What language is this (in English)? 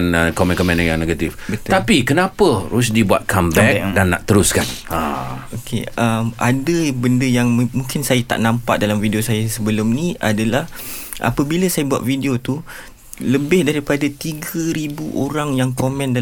Malay